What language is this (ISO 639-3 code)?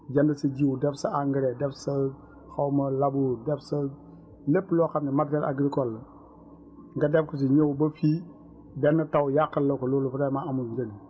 wol